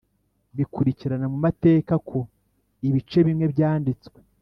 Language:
Kinyarwanda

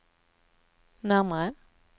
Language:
Swedish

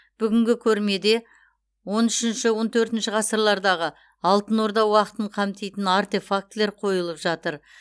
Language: Kazakh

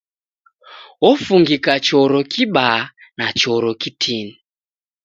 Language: Taita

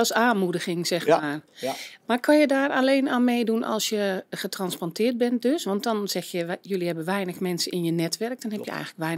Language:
Dutch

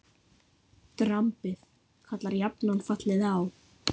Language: Icelandic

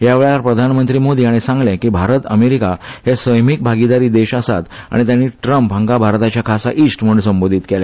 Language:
Konkani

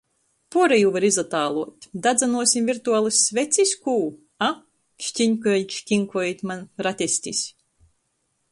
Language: Latgalian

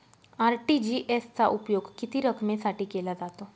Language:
Marathi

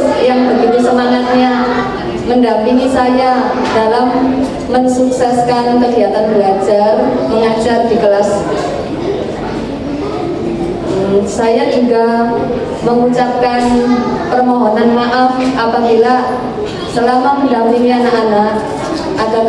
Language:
Indonesian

